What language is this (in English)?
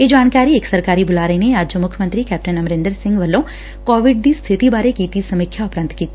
Punjabi